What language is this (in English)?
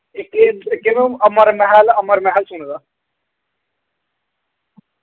Dogri